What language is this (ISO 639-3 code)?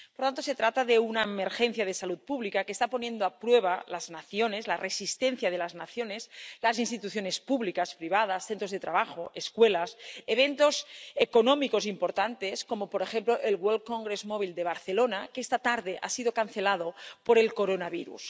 spa